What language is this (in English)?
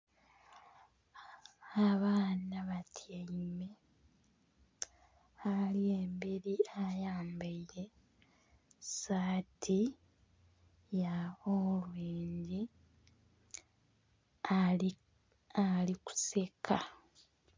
Soga